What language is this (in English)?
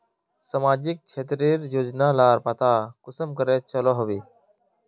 Magahi